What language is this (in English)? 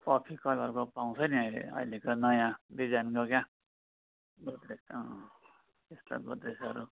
Nepali